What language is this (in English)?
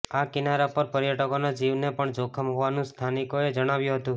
Gujarati